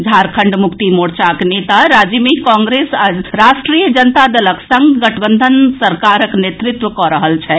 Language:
Maithili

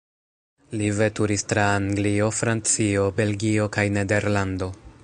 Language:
Esperanto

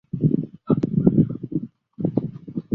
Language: Chinese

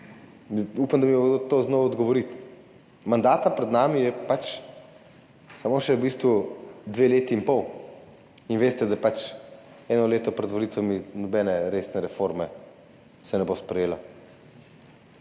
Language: Slovenian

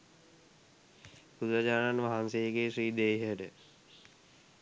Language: Sinhala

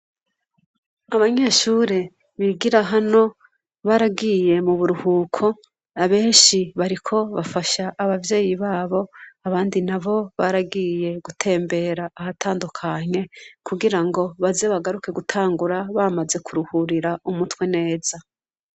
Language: Rundi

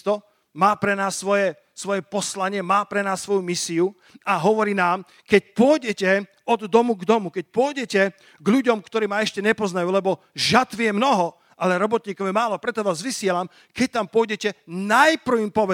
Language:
Slovak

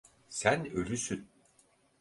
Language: Turkish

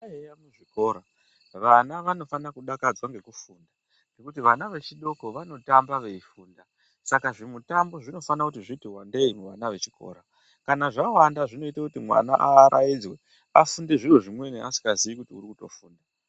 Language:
Ndau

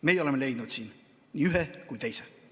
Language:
Estonian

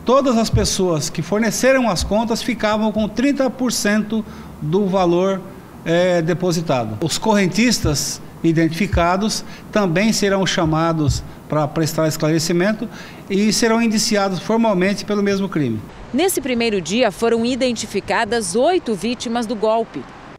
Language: Portuguese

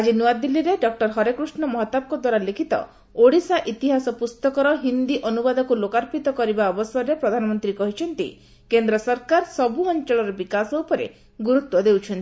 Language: Odia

